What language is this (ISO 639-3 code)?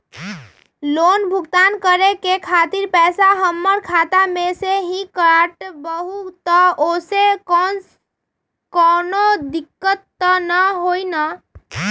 mag